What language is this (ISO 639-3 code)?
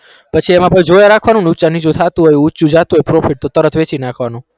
guj